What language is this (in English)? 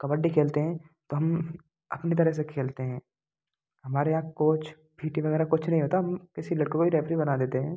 Hindi